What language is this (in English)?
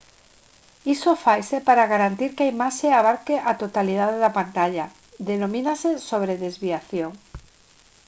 Galician